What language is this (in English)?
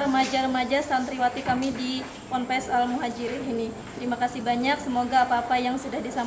Indonesian